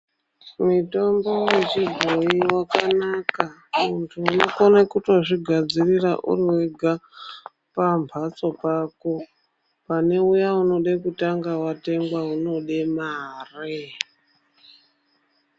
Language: Ndau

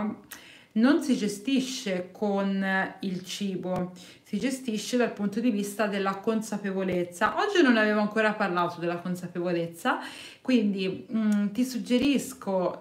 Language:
Italian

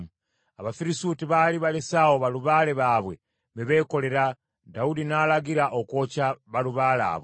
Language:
Ganda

